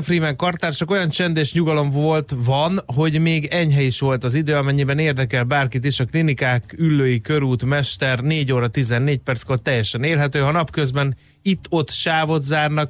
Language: Hungarian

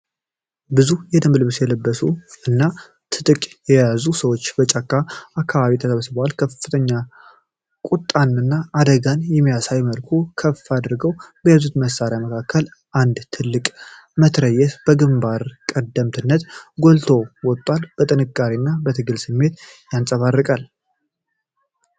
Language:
Amharic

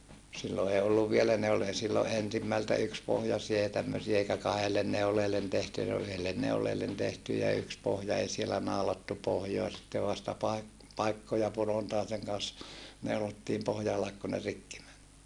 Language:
Finnish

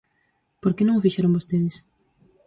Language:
Galician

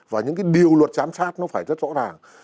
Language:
Vietnamese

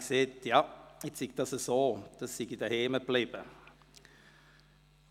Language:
Swiss German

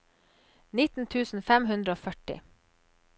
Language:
Norwegian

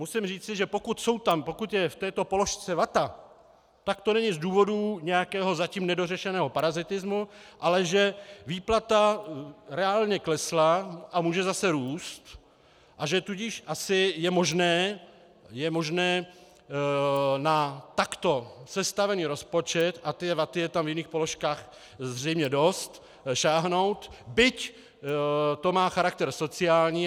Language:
Czech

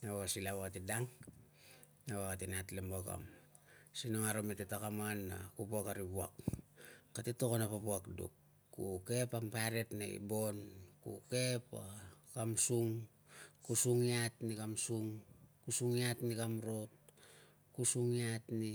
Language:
Tungag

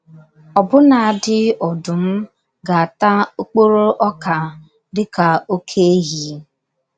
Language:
Igbo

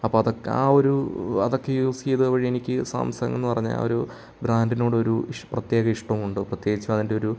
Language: Malayalam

